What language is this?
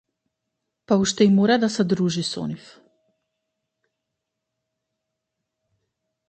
Macedonian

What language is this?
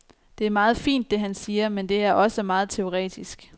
Danish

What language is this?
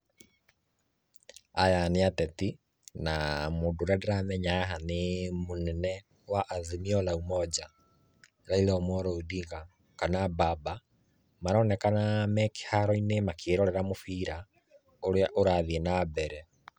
Kikuyu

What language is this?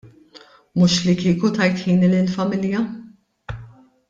Maltese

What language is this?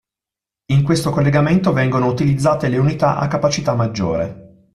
Italian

